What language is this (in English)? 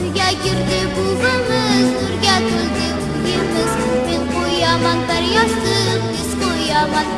Uzbek